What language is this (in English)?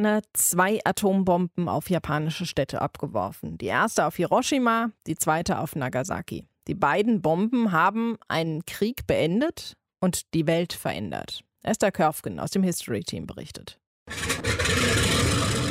German